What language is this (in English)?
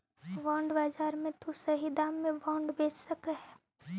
Magahi